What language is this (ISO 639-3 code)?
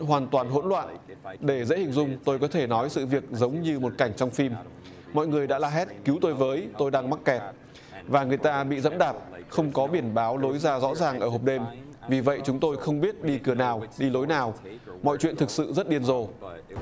vie